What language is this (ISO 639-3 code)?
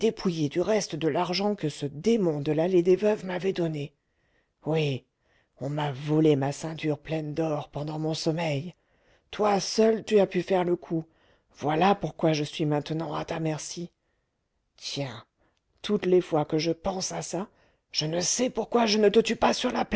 fra